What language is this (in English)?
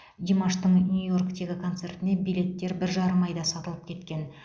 Kazakh